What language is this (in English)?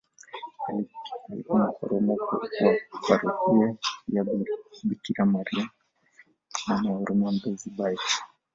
Swahili